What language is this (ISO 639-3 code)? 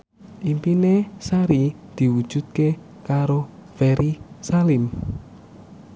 jav